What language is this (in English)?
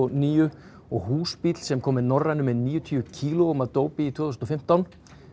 Icelandic